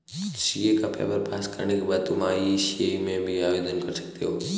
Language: Hindi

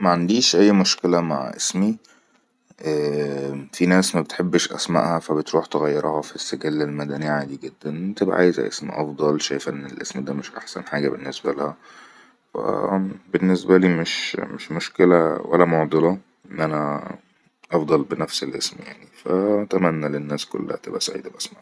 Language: Egyptian Arabic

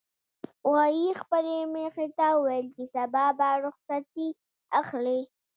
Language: Pashto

